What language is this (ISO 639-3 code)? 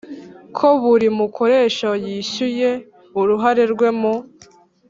kin